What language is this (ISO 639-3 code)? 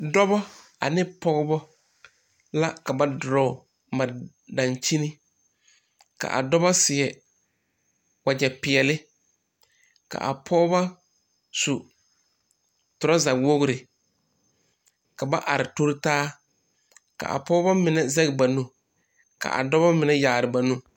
dga